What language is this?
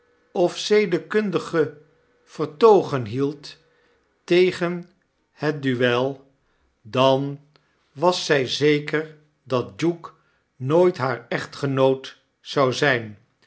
Dutch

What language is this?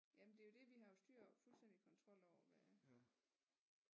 Danish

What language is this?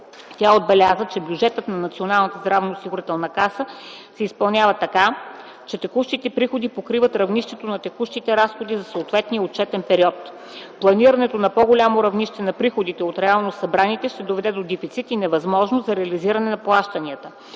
Bulgarian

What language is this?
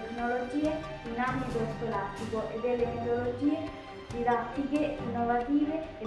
Italian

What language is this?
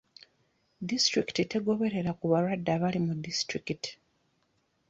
Ganda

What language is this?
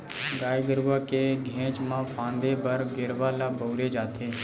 Chhattisgarhi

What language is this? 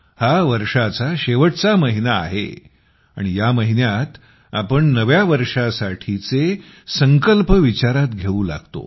Marathi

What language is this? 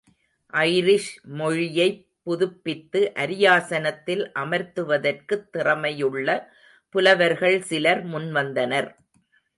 Tamil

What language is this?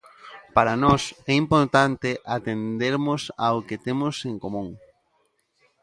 Galician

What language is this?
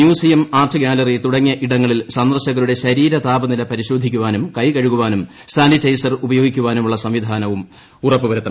Malayalam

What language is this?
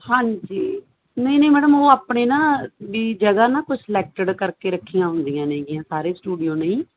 Punjabi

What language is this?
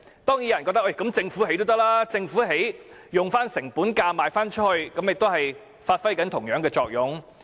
Cantonese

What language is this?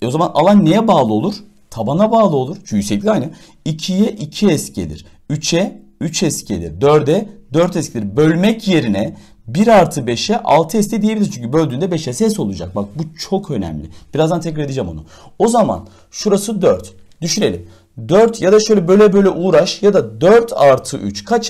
Turkish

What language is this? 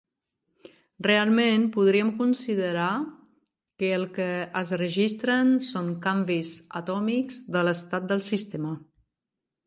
Catalan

